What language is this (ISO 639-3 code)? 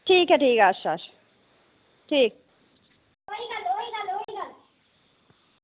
doi